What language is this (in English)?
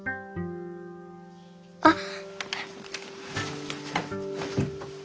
Japanese